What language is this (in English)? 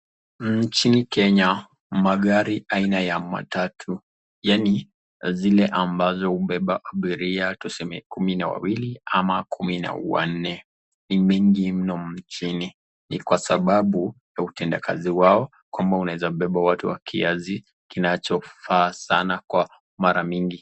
Swahili